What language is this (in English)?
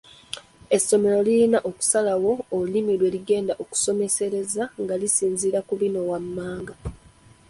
Ganda